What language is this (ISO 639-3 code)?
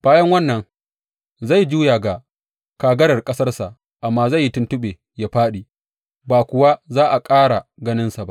hau